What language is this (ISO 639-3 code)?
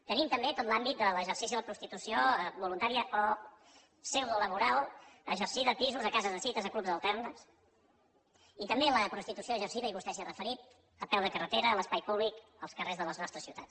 cat